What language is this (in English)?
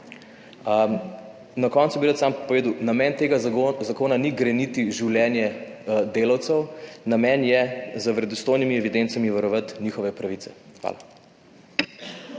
Slovenian